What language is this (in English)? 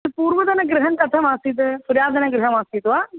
Sanskrit